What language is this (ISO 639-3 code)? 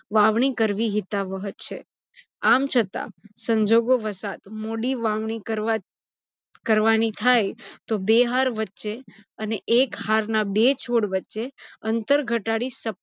guj